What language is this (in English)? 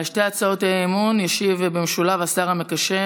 Hebrew